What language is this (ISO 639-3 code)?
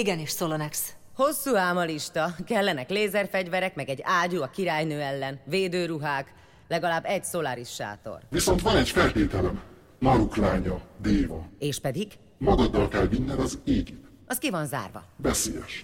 hun